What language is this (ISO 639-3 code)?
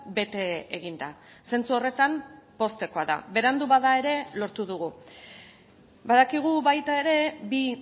eus